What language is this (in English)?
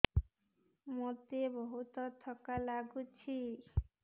Odia